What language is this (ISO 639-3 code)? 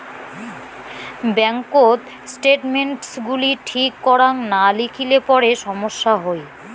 ben